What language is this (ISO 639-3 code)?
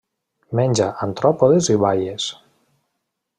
cat